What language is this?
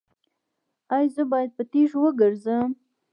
Pashto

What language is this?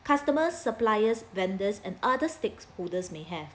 English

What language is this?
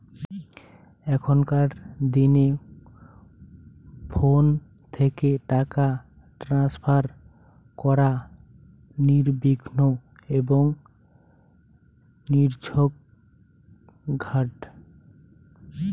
Bangla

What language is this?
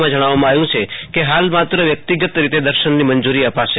Gujarati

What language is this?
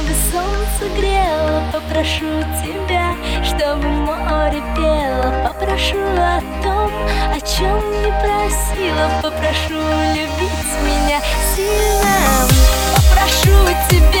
Russian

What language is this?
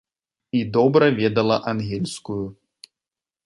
Belarusian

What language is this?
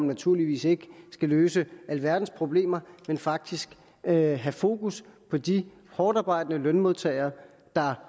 Danish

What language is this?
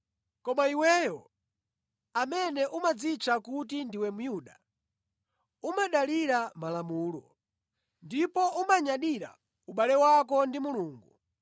Nyanja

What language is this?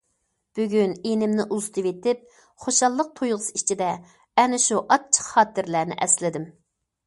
Uyghur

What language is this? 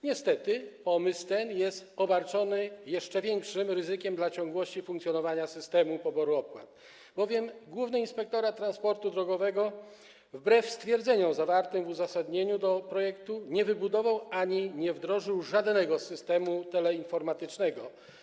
Polish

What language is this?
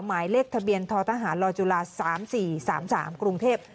Thai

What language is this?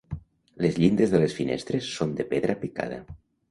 Catalan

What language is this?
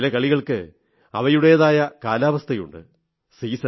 Malayalam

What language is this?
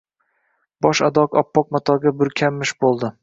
Uzbek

